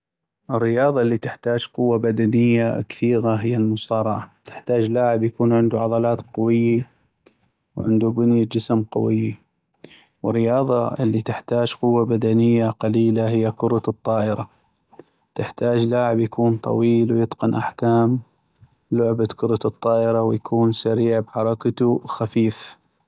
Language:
North Mesopotamian Arabic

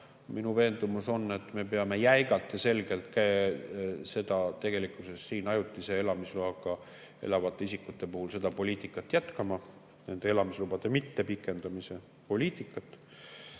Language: Estonian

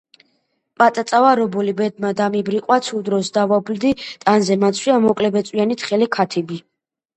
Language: Georgian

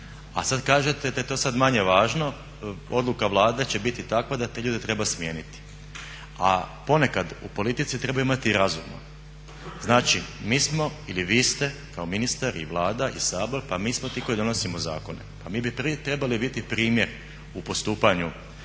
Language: Croatian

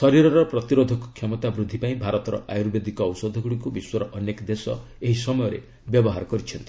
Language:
Odia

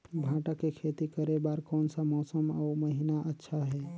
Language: Chhattisgarhi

